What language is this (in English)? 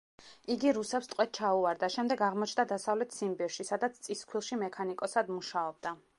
Georgian